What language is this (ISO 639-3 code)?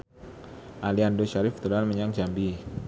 jav